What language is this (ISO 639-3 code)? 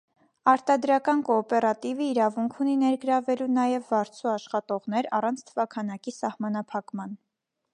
hye